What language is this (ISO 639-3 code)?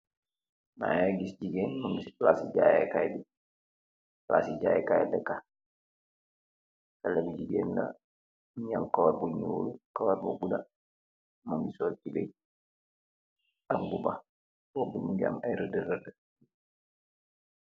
wol